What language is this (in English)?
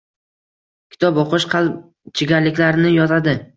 Uzbek